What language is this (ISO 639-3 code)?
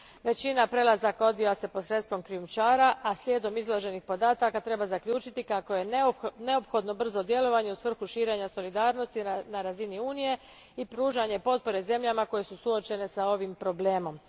hrv